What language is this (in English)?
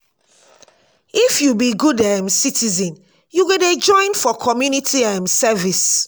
Nigerian Pidgin